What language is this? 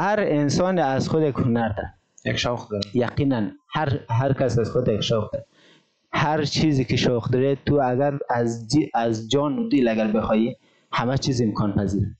Persian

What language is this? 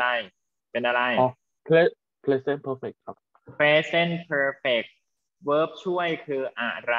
Thai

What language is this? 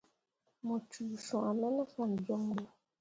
Mundang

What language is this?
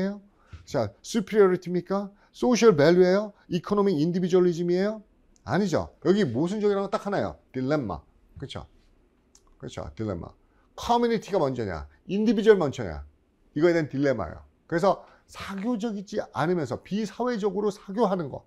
Korean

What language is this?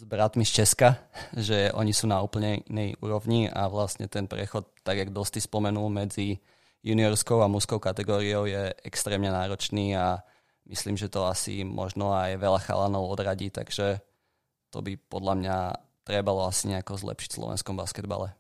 Slovak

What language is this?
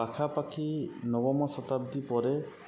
Odia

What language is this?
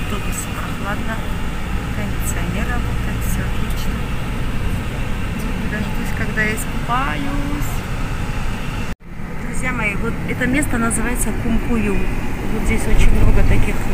Russian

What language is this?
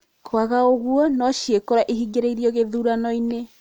Kikuyu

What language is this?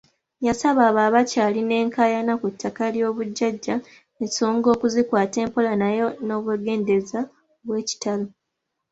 Ganda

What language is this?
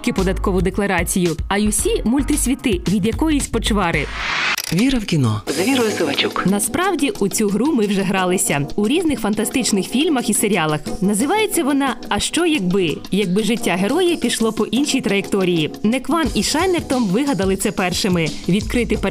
Ukrainian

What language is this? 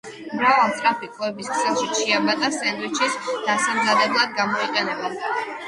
Georgian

